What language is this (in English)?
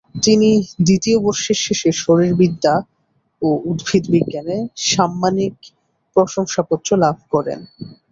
Bangla